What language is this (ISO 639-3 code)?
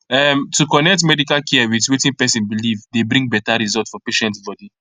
pcm